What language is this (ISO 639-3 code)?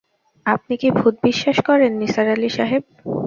ben